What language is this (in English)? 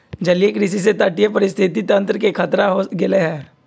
Magahi